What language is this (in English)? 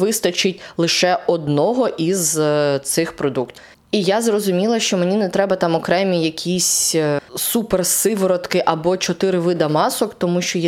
Ukrainian